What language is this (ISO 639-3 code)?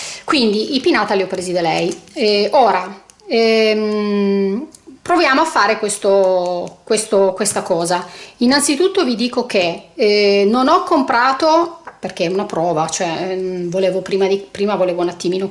ita